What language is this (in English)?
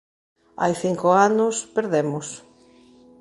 Galician